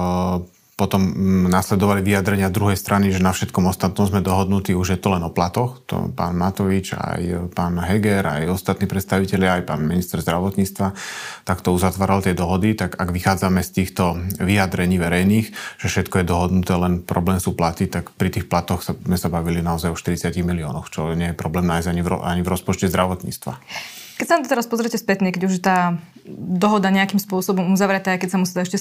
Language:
Slovak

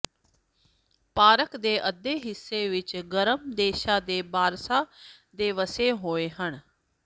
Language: Punjabi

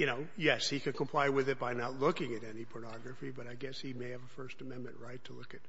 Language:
English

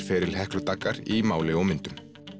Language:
Icelandic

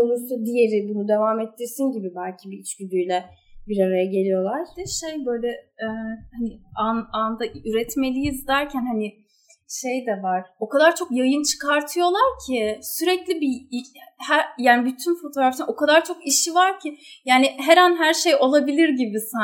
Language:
Turkish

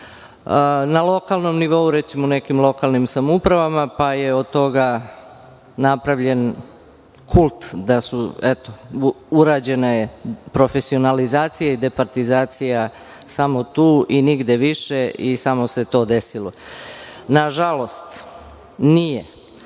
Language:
Serbian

